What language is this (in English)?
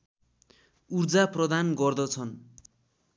Nepali